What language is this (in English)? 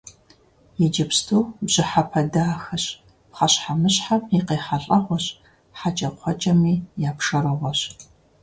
Kabardian